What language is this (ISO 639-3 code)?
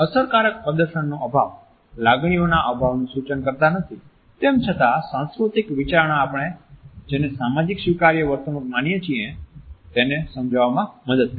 guj